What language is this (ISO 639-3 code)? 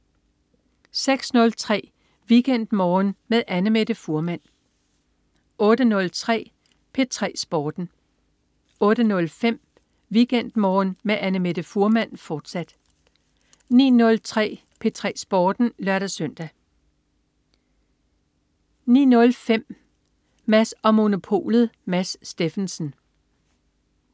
dan